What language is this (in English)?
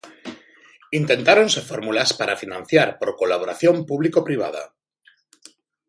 Galician